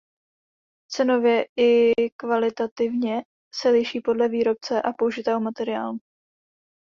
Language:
Czech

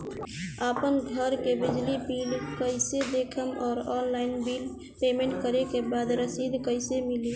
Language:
Bhojpuri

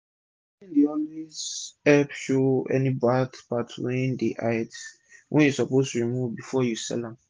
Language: Nigerian Pidgin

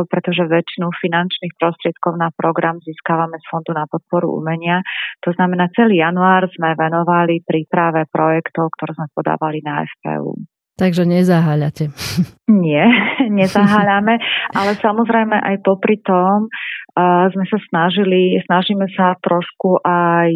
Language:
Slovak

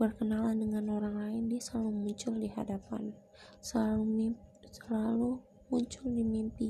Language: Indonesian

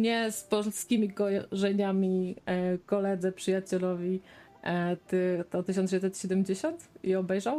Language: Polish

